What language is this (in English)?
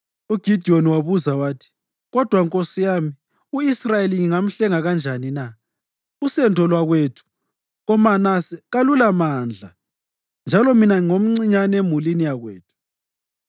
North Ndebele